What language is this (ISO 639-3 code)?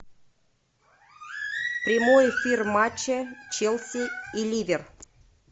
rus